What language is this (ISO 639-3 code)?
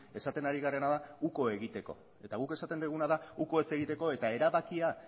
eus